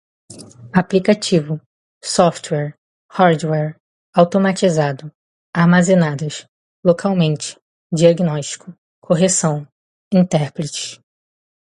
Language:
Portuguese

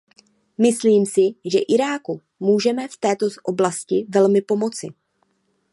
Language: Czech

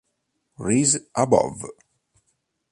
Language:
Italian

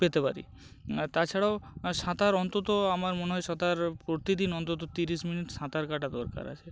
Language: Bangla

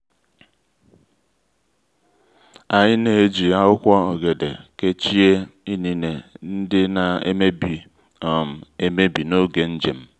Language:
Igbo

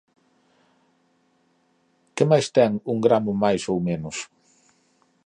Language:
Galician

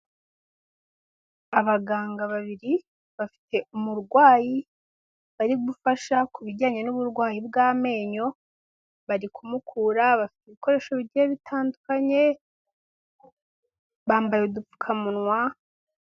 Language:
Kinyarwanda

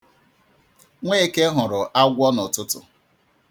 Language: Igbo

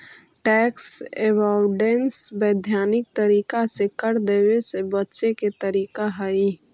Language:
Magahi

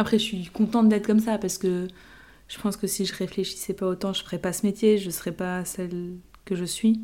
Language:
French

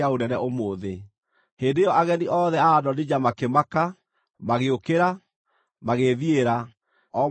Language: Kikuyu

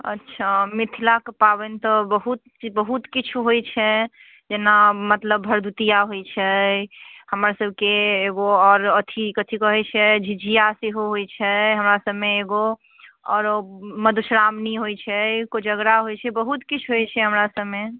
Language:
Maithili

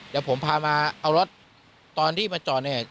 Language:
Thai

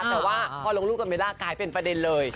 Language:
Thai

